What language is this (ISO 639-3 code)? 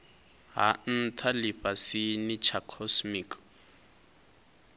ven